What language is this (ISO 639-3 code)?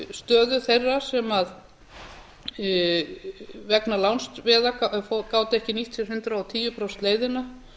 isl